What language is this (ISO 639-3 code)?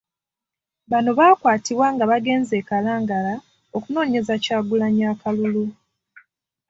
lug